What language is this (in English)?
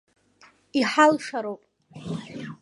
Abkhazian